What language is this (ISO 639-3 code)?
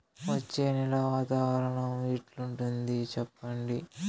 tel